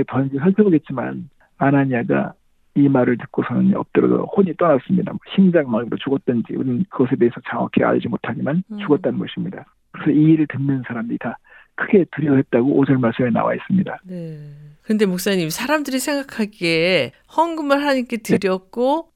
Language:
Korean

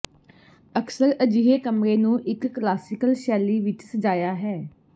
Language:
Punjabi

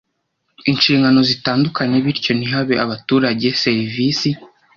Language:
Kinyarwanda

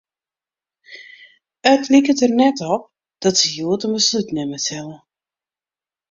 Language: Western Frisian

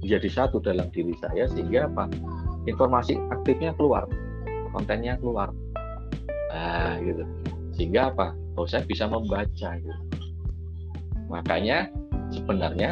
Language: Indonesian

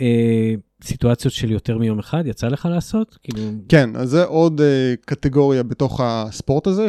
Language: Hebrew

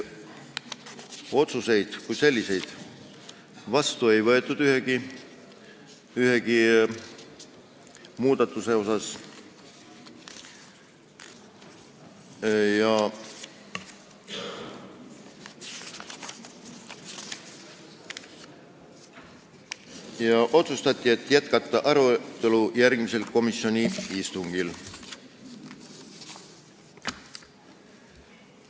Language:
Estonian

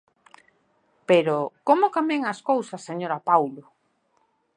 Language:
Galician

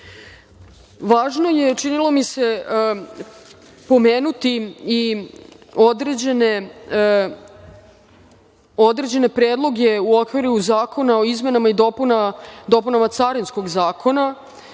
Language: Serbian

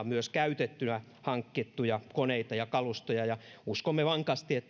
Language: Finnish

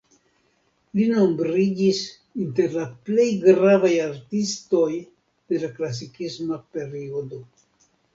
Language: Esperanto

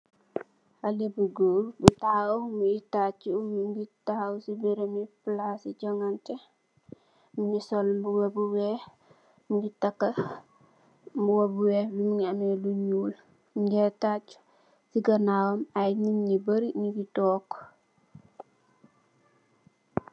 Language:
Wolof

